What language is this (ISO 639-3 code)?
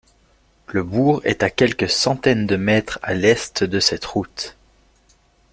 fra